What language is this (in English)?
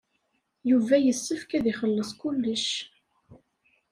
Kabyle